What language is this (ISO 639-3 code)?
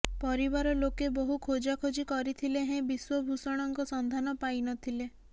ori